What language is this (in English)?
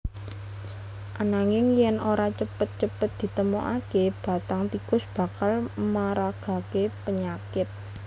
Javanese